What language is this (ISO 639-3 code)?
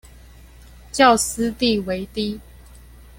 zho